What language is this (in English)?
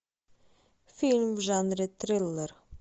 Russian